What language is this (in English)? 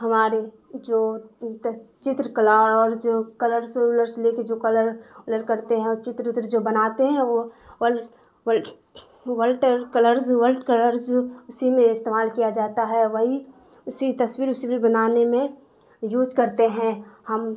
Urdu